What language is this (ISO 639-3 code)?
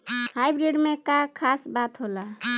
bho